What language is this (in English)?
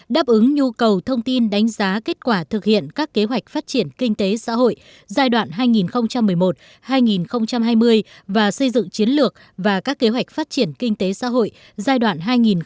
Vietnamese